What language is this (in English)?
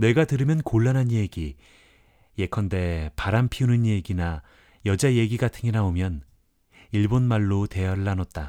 Korean